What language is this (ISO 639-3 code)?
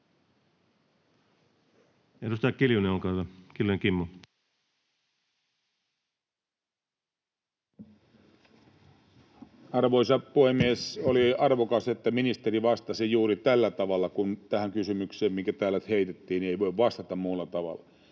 fin